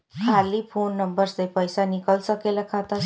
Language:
Bhojpuri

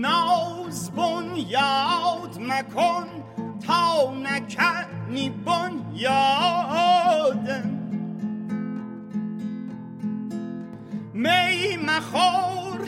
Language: Persian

